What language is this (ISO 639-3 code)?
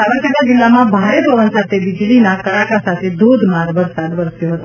guj